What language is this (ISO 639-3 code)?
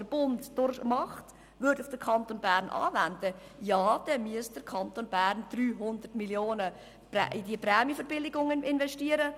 gsw